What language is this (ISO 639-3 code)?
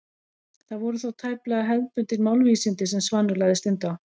isl